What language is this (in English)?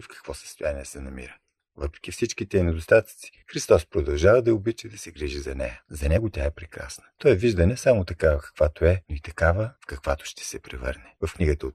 Bulgarian